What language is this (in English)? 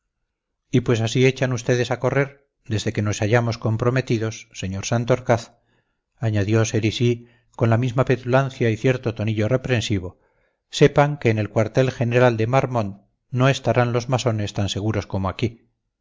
Spanish